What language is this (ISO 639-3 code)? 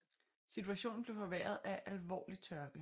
dan